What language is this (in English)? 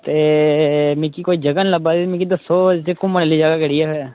Dogri